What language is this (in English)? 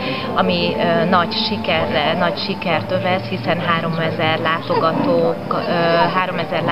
Hungarian